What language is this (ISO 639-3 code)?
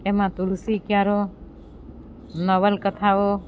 guj